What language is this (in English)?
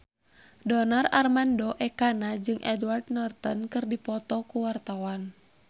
Sundanese